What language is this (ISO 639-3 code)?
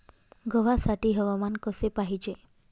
mar